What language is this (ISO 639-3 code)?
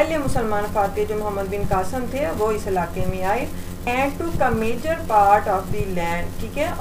hin